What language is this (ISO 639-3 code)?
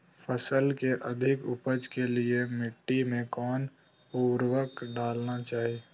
mag